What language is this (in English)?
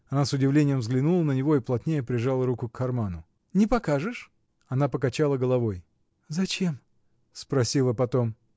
Russian